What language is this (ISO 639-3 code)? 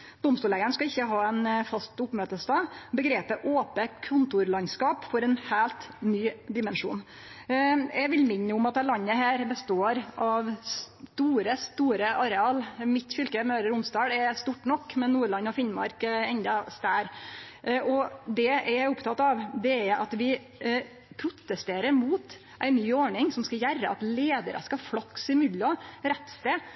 nno